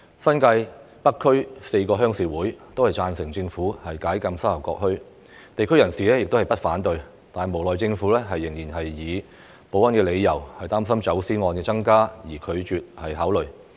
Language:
Cantonese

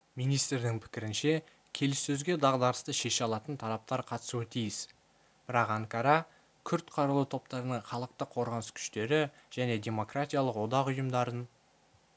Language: Kazakh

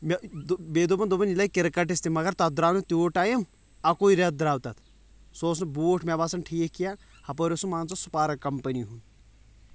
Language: Kashmiri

